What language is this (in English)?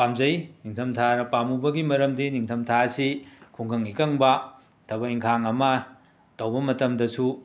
Manipuri